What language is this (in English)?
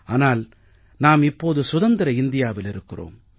Tamil